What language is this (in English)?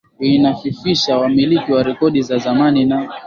Swahili